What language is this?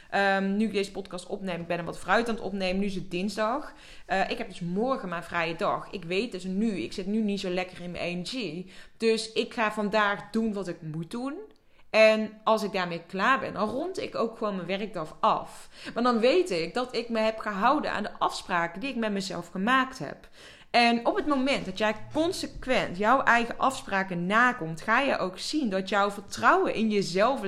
Dutch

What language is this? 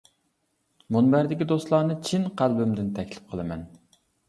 Uyghur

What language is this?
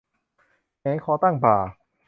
Thai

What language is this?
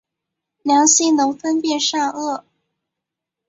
Chinese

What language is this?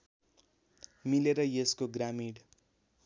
Nepali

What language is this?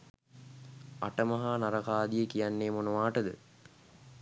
Sinhala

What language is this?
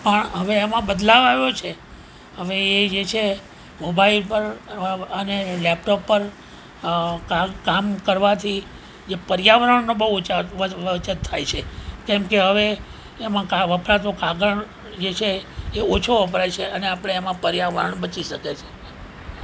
Gujarati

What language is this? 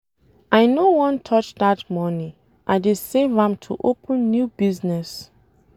Nigerian Pidgin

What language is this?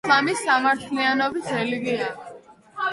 Georgian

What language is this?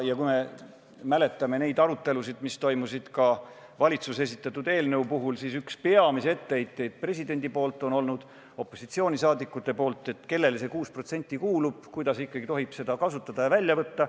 Estonian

